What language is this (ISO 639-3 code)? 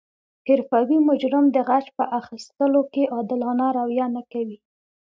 pus